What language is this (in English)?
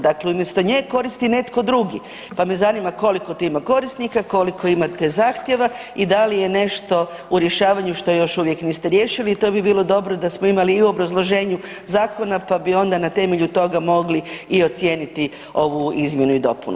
Croatian